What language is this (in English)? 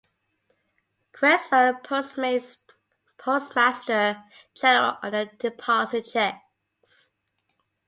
English